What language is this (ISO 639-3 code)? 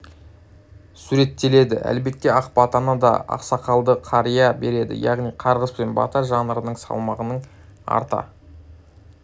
kaz